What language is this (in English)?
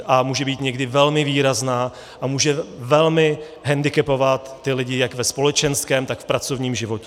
Czech